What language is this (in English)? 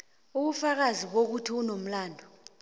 South Ndebele